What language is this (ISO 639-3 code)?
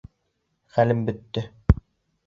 bak